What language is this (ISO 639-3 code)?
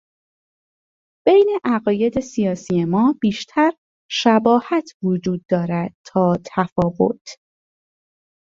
fas